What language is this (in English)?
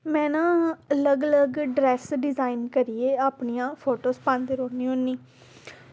Dogri